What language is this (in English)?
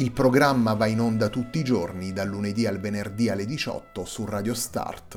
Italian